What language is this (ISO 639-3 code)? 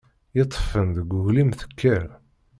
kab